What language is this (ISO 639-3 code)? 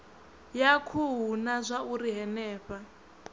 ven